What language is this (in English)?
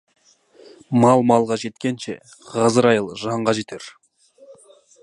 Kazakh